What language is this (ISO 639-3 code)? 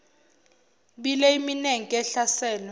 zul